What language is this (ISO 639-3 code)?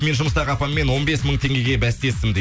kaz